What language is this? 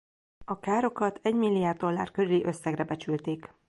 Hungarian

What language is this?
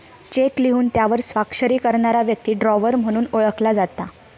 Marathi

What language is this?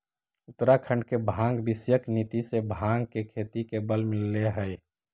Magahi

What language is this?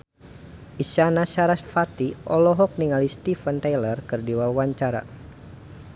Sundanese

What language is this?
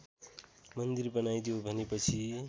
Nepali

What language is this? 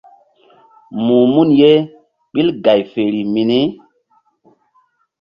Mbum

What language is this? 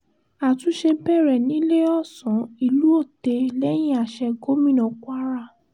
Yoruba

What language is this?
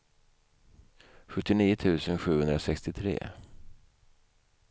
Swedish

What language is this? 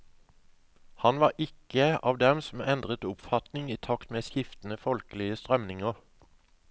Norwegian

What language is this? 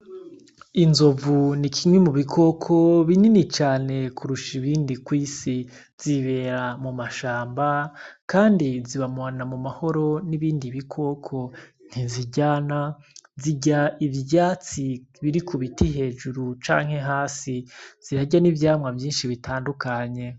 Rundi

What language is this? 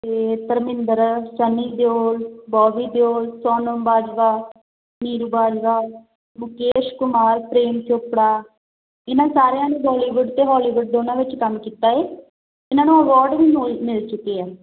Punjabi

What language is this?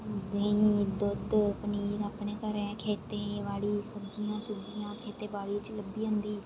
Dogri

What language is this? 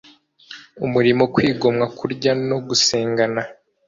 Kinyarwanda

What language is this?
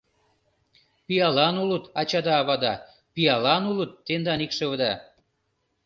Mari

